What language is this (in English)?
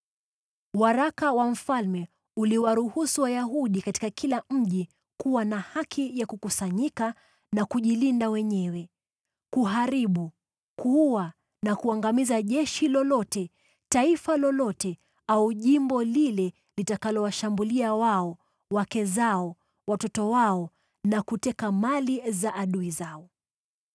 Swahili